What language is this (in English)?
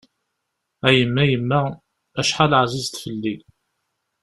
Kabyle